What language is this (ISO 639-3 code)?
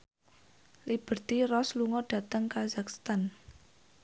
jav